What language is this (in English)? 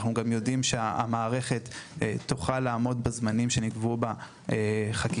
Hebrew